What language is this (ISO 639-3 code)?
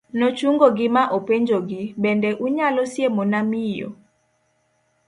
luo